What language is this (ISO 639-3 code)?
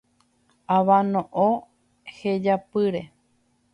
grn